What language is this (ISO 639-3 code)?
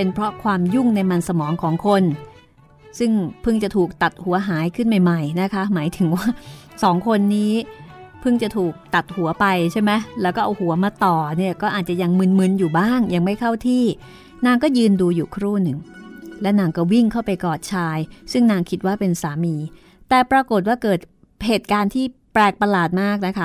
tha